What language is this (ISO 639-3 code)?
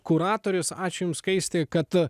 lit